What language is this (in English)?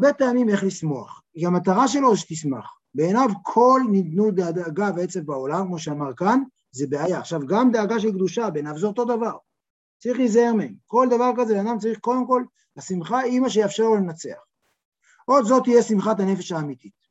Hebrew